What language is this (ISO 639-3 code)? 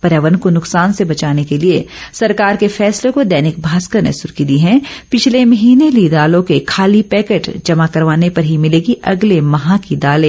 hin